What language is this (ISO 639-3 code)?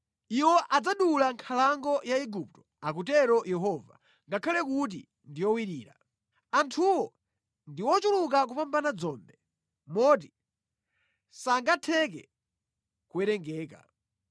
nya